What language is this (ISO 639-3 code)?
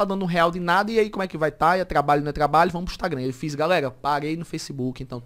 por